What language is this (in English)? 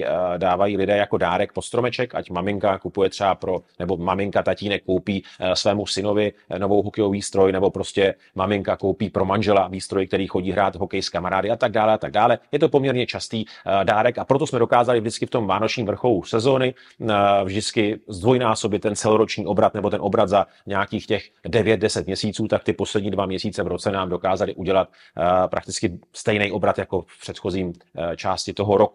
Czech